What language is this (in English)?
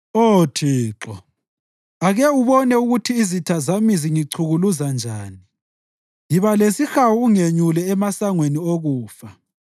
North Ndebele